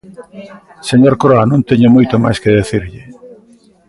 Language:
Galician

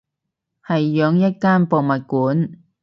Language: Cantonese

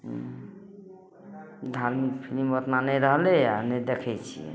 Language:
Maithili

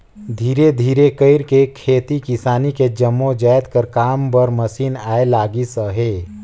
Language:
Chhattisgarhi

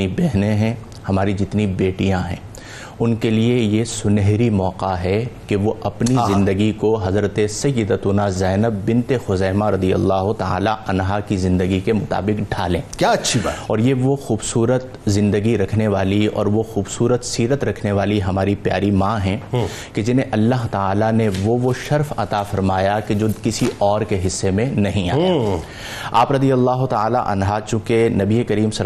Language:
Urdu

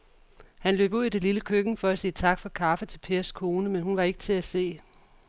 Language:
Danish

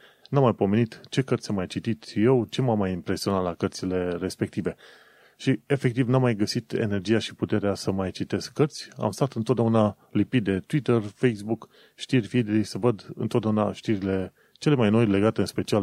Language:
Romanian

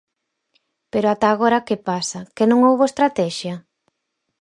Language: Galician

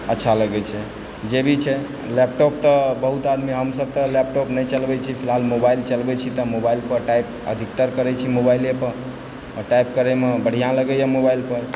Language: Maithili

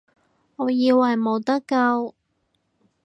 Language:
Cantonese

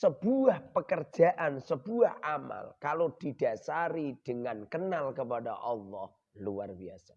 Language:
Indonesian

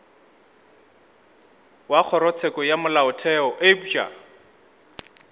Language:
Northern Sotho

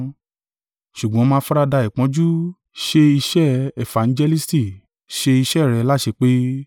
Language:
Yoruba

